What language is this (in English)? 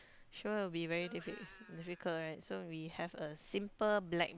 English